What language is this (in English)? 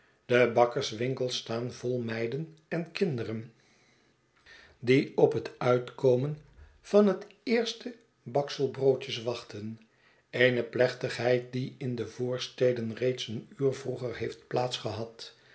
Dutch